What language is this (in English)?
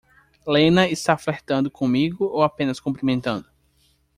Portuguese